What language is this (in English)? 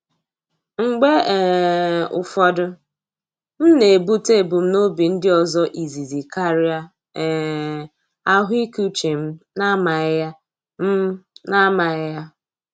Igbo